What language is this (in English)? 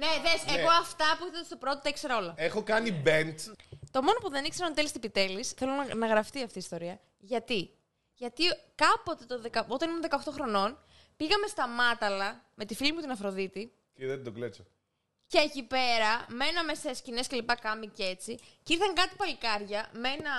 Greek